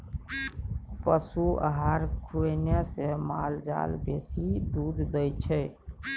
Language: Maithili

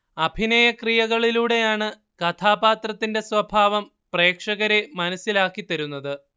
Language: Malayalam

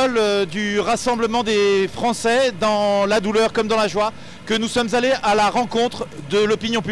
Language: French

